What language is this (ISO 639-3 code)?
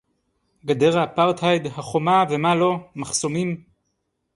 heb